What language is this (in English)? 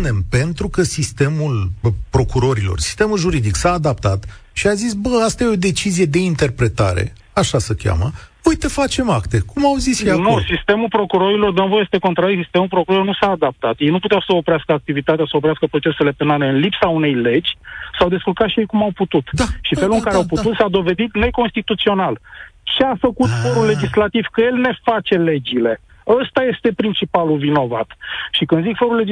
Romanian